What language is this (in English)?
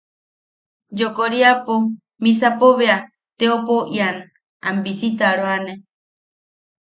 Yaqui